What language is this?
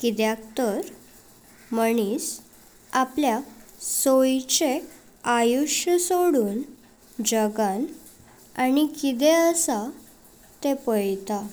Konkani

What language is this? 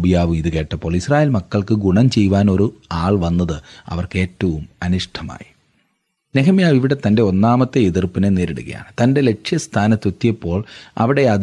Malayalam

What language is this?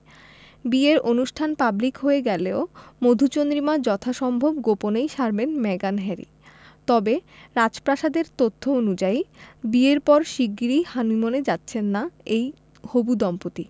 Bangla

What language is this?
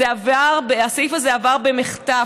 Hebrew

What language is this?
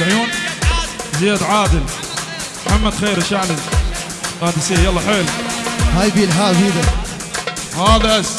Arabic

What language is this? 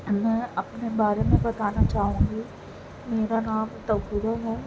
Urdu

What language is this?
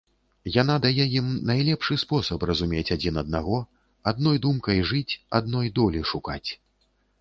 Belarusian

